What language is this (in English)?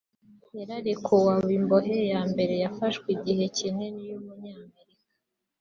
Kinyarwanda